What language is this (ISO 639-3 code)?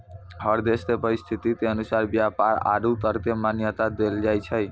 mai